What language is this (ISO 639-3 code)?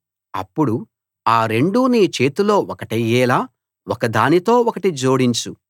tel